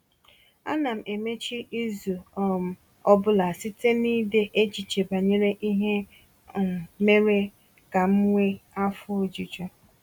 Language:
Igbo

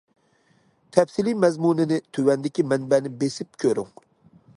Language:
Uyghur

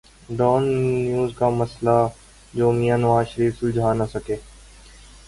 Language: Urdu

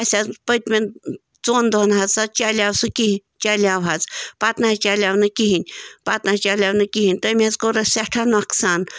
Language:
Kashmiri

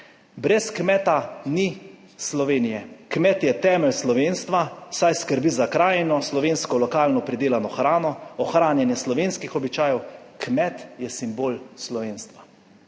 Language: Slovenian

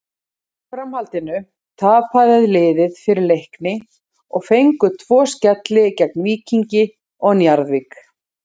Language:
Icelandic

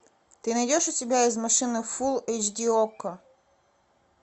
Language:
Russian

